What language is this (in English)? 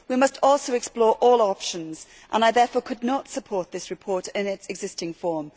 English